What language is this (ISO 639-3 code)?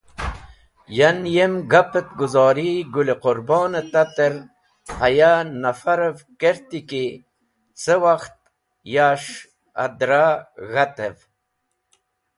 wbl